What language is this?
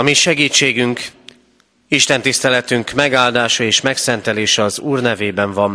Hungarian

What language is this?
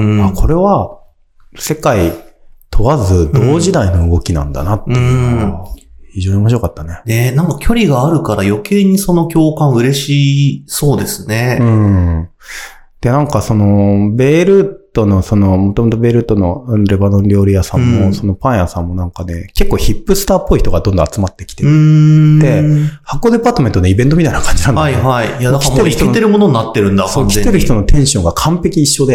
Japanese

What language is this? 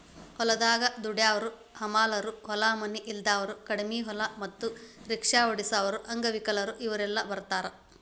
Kannada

